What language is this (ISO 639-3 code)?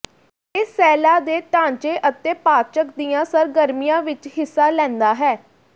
pan